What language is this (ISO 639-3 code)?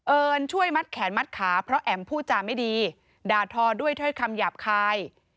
tha